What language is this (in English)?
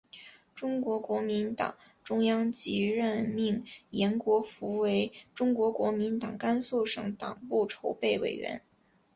Chinese